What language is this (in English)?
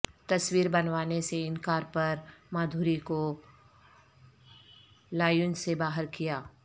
Urdu